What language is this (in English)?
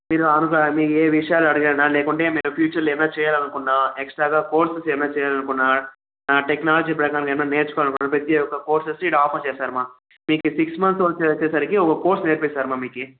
Telugu